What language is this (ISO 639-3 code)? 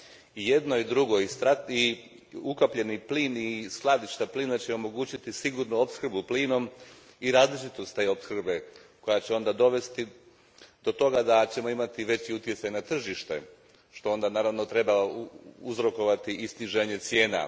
hrv